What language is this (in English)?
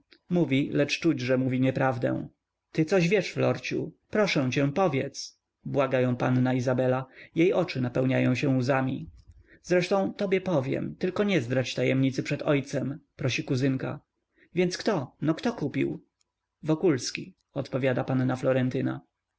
Polish